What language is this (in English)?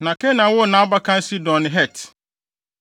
Akan